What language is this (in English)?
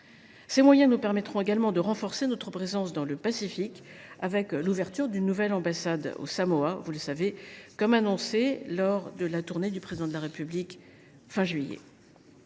French